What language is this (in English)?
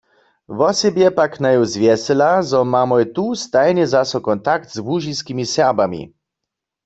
Upper Sorbian